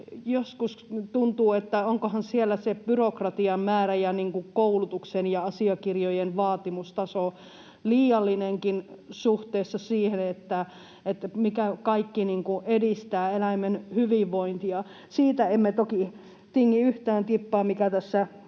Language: Finnish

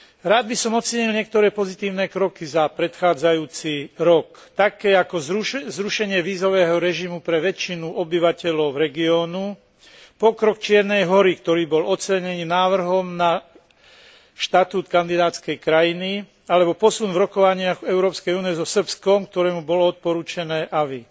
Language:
Slovak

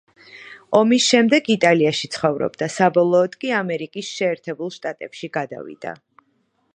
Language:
Georgian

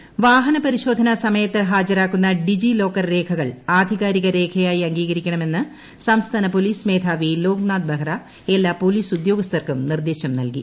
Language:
Malayalam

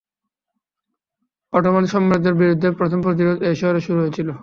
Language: Bangla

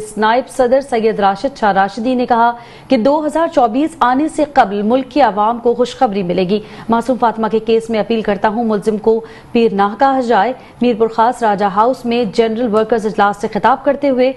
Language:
Hindi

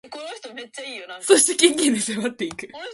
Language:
Japanese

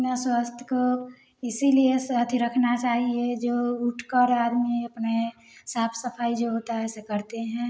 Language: Hindi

